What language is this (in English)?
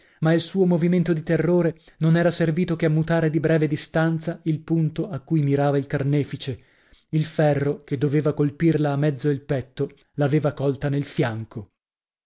Italian